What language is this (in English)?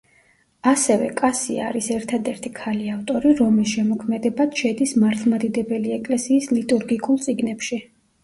Georgian